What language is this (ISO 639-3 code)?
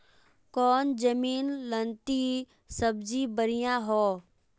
mag